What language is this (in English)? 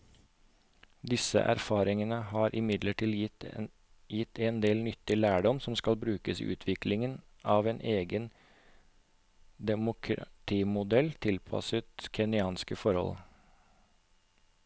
Norwegian